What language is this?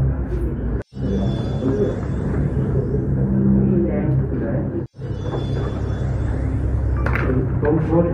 Thai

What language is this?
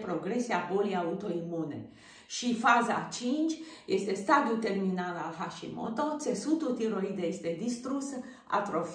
Romanian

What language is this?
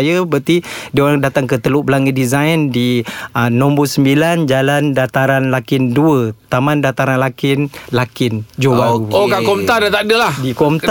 Malay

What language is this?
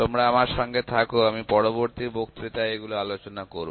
Bangla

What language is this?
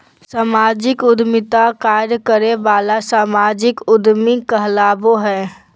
Magahi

